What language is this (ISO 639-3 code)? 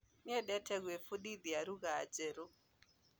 kik